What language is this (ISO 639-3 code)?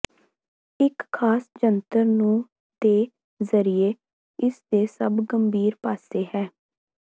pan